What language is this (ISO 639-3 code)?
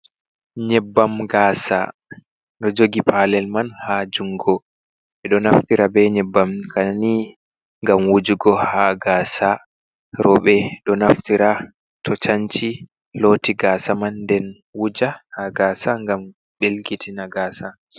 ful